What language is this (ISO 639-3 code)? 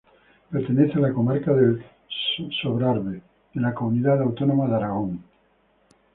spa